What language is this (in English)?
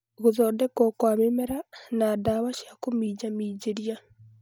Kikuyu